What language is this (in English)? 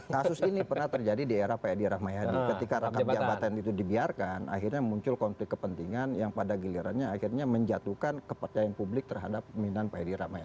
Indonesian